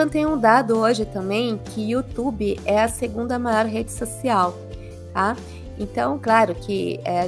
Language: Portuguese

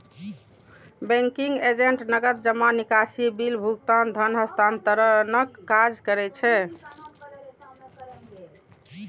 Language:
Maithili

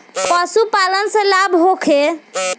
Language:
Bhojpuri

